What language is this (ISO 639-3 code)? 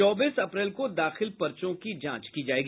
hin